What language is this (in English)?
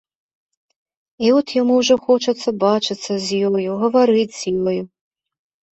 Belarusian